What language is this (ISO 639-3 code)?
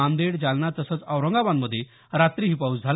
mar